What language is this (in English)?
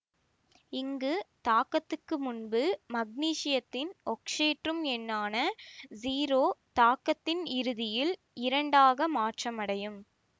Tamil